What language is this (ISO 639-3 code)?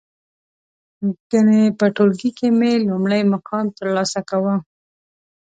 pus